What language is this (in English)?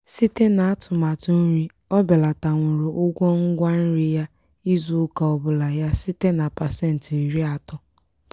Igbo